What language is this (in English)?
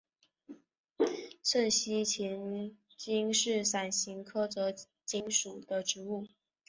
Chinese